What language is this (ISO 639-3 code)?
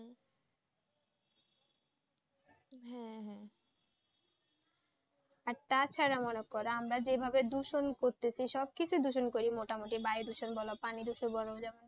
ben